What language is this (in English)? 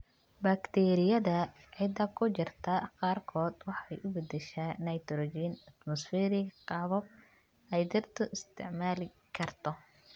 Somali